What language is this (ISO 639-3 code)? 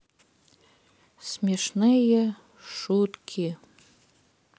rus